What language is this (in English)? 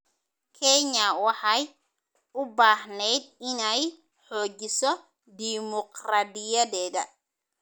Somali